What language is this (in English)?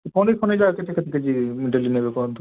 Odia